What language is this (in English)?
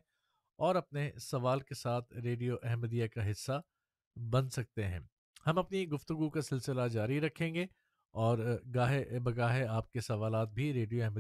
Urdu